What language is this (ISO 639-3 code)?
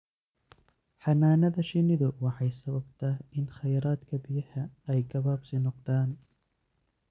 som